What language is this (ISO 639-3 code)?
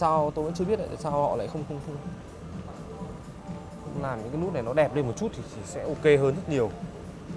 vie